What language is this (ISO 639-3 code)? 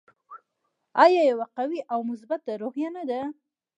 pus